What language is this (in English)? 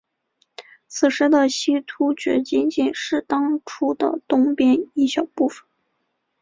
Chinese